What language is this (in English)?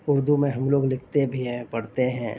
Urdu